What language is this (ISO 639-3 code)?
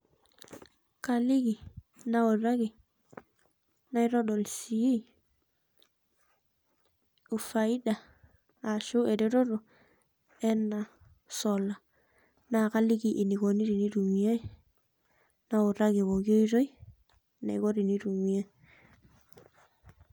mas